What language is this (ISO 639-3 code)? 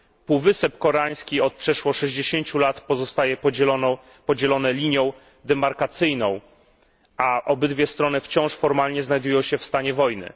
pol